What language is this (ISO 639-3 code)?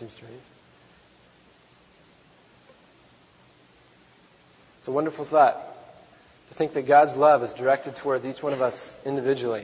eng